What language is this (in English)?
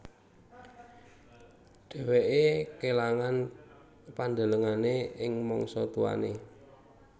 Javanese